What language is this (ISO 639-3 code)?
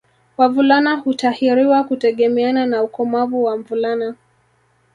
swa